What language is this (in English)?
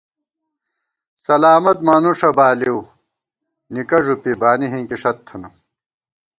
Gawar-Bati